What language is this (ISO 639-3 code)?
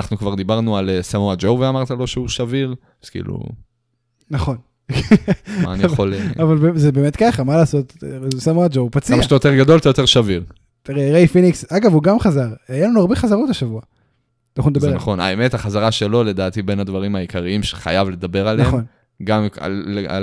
heb